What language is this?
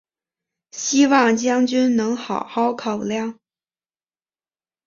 Chinese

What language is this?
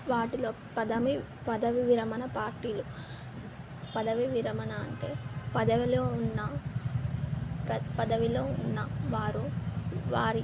Telugu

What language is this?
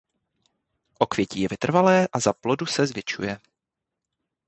Czech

